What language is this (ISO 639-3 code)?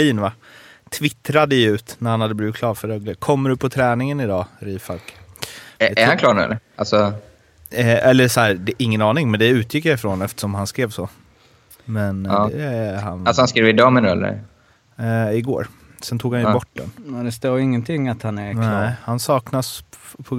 swe